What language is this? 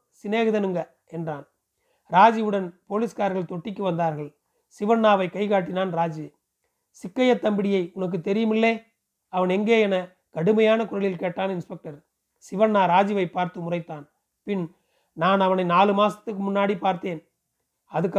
Tamil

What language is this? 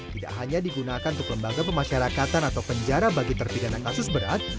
Indonesian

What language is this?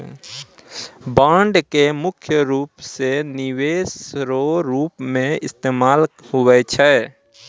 Maithili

